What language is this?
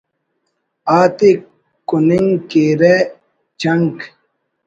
Brahui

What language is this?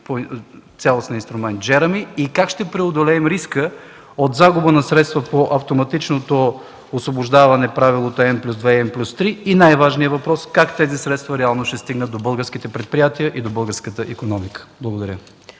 Bulgarian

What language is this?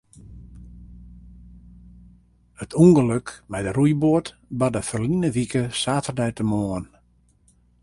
Western Frisian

